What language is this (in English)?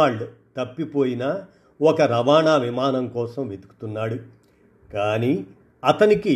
Telugu